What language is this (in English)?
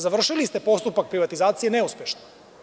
Serbian